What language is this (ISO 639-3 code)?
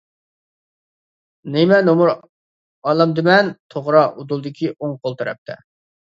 uig